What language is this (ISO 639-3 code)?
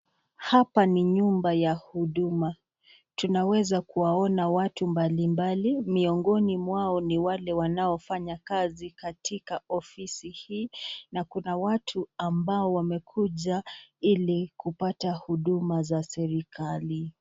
swa